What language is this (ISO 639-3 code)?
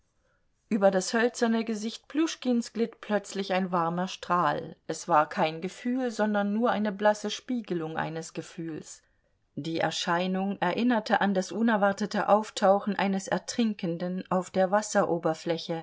deu